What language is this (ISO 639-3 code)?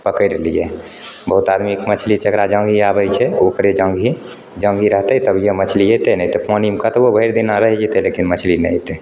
mai